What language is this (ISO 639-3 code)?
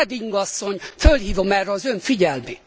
hun